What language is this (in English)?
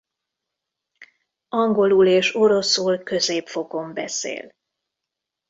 Hungarian